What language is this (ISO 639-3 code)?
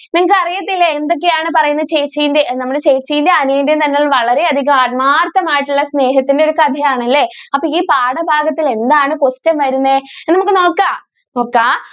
mal